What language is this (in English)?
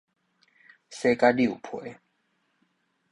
Min Nan Chinese